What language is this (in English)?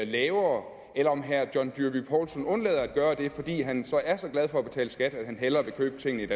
Danish